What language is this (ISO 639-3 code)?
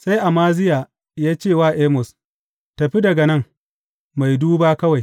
hau